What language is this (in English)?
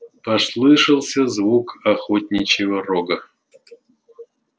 Russian